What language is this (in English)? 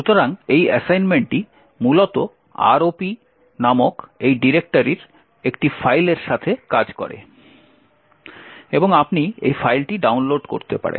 Bangla